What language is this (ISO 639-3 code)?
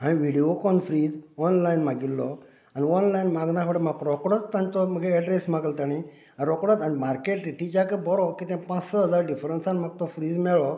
kok